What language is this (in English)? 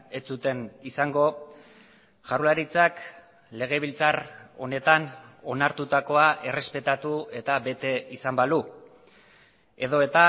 Basque